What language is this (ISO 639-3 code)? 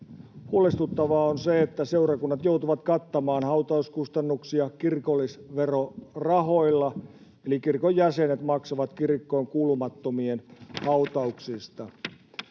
fin